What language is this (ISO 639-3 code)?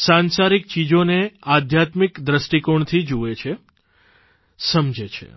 guj